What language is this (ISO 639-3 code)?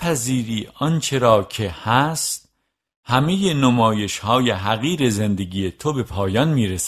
fas